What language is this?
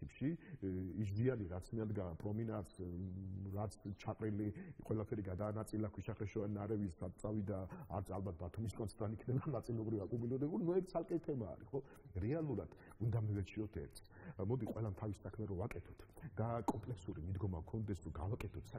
Romanian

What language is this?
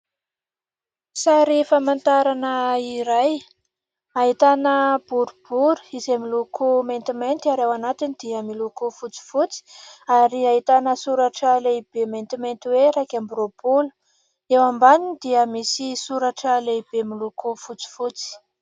Malagasy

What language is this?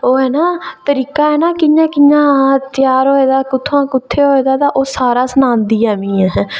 Dogri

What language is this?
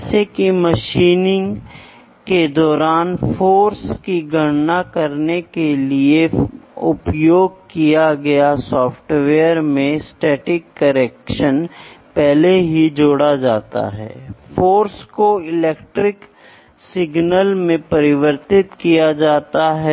Hindi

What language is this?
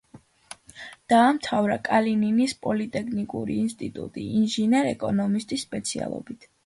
Georgian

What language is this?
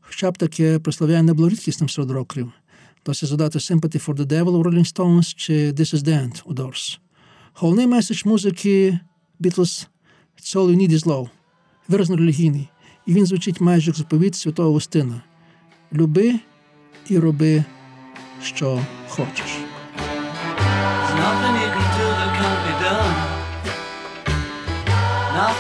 Ukrainian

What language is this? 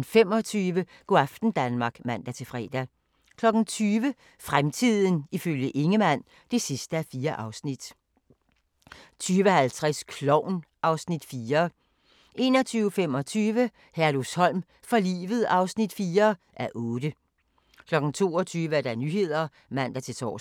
Danish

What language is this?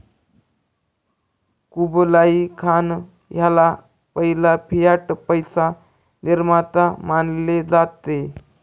Marathi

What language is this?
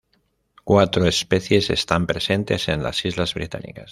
Spanish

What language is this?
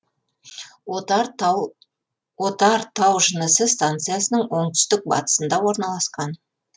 Kazakh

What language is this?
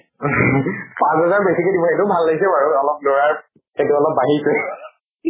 Assamese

